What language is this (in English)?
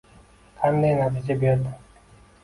Uzbek